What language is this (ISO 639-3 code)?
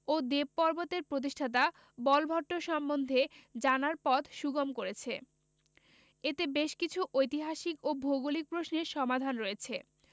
ben